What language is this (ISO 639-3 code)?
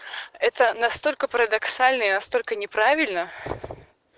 rus